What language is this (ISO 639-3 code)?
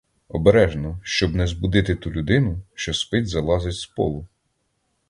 ukr